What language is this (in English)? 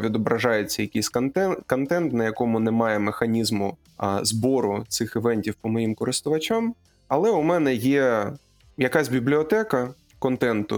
Ukrainian